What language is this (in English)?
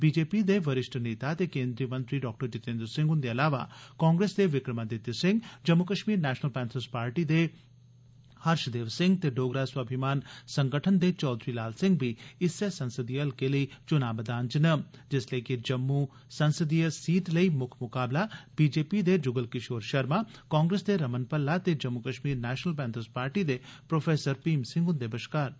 Dogri